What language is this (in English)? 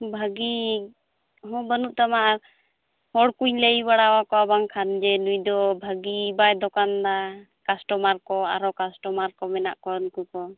Santali